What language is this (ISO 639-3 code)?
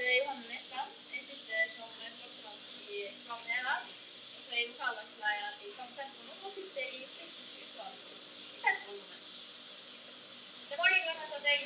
nor